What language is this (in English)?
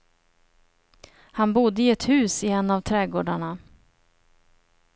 Swedish